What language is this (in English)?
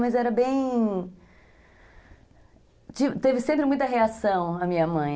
Portuguese